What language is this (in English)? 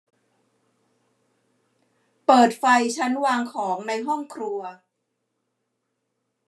Thai